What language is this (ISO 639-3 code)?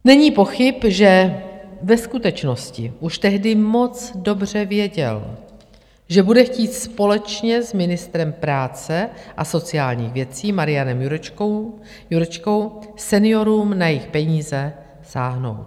ces